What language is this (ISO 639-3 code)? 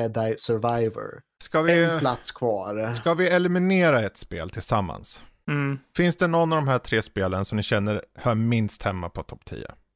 swe